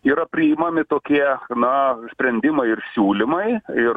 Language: Lithuanian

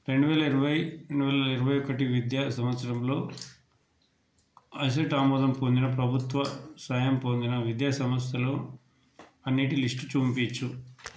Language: Telugu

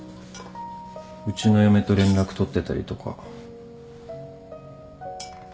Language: Japanese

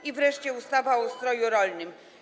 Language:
Polish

